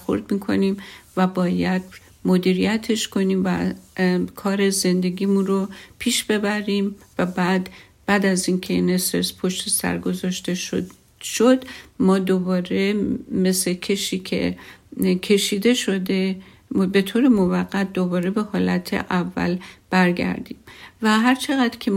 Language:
Persian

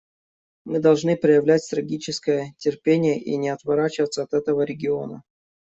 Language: Russian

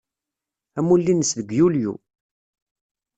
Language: Kabyle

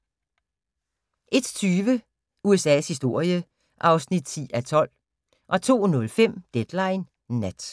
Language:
Danish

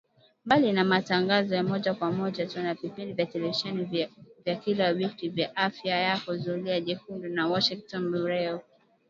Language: Swahili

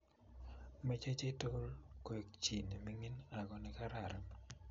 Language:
Kalenjin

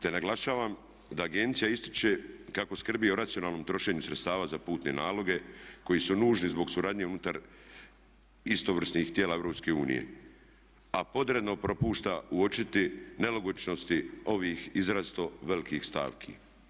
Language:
Croatian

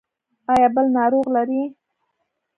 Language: Pashto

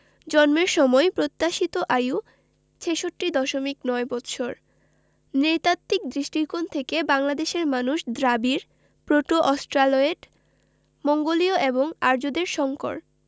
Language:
Bangla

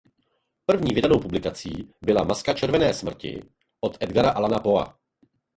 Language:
Czech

